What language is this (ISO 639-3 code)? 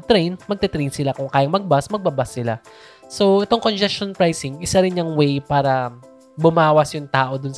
fil